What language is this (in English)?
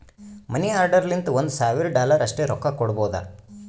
Kannada